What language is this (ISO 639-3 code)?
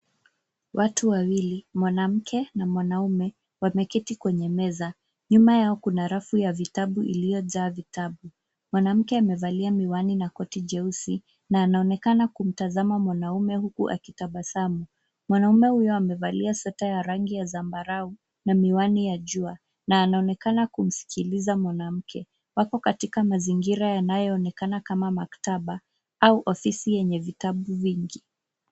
swa